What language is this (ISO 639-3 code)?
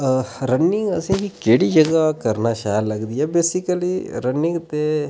doi